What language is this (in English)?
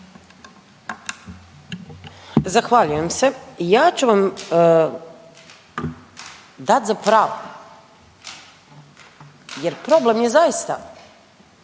Croatian